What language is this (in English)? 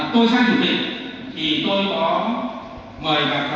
Vietnamese